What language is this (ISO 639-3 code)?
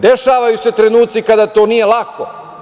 srp